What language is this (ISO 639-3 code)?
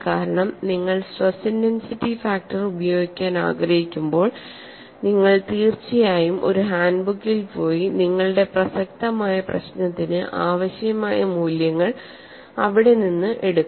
mal